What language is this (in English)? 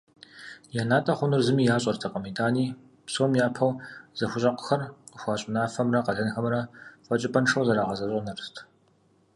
Kabardian